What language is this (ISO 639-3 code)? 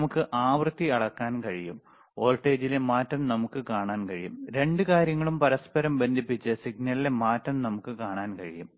mal